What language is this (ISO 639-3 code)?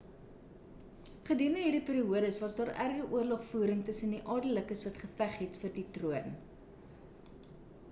afr